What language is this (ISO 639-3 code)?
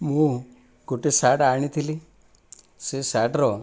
ori